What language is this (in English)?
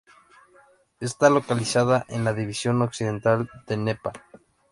Spanish